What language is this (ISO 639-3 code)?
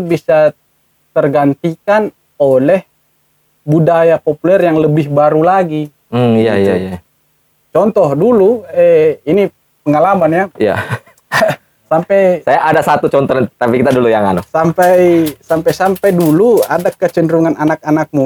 ind